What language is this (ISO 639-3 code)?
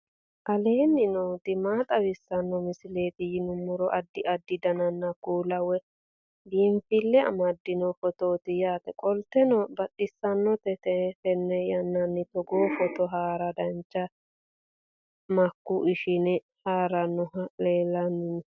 sid